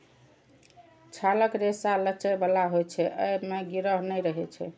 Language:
Maithili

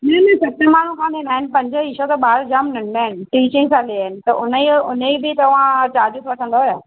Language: Sindhi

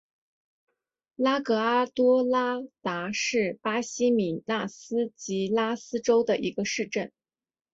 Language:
Chinese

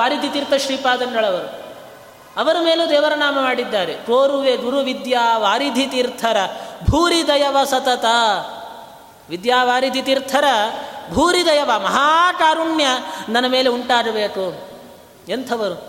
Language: Kannada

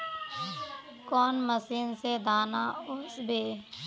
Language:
Magahi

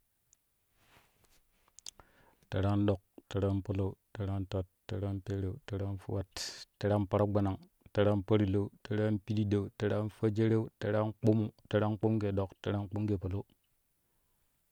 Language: Kushi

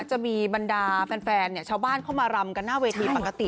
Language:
Thai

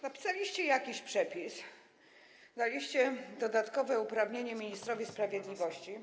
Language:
Polish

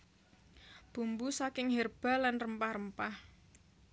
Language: Javanese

